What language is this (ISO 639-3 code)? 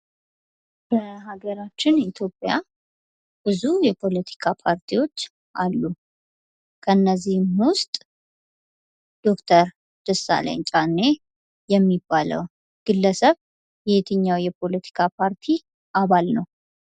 amh